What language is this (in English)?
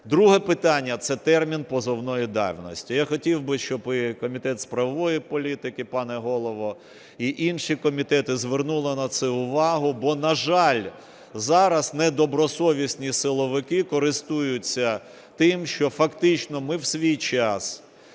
Ukrainian